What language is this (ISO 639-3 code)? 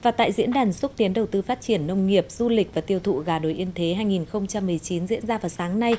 vie